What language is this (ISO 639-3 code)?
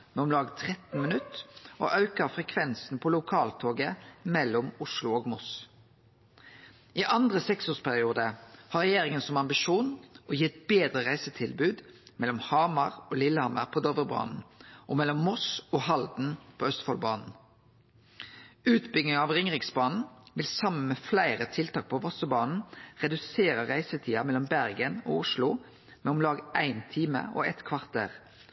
nno